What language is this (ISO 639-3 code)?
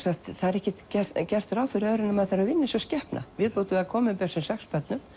isl